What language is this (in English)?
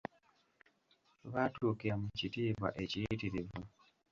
Ganda